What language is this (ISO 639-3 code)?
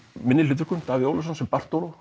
isl